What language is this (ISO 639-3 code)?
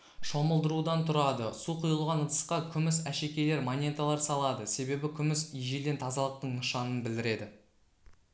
kaz